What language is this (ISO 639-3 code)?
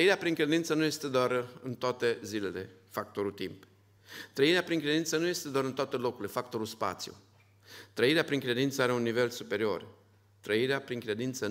ron